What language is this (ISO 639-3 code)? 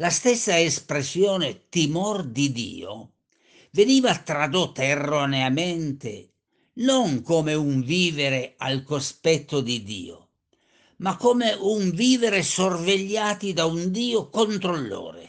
ita